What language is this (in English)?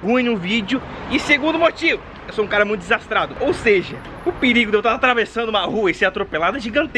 Portuguese